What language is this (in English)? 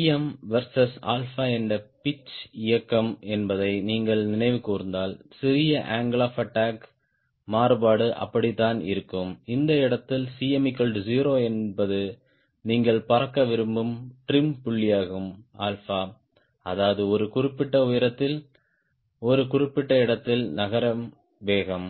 Tamil